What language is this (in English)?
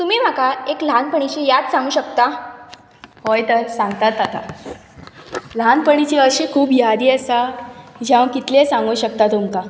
Konkani